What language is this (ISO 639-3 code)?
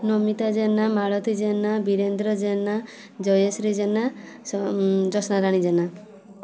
ori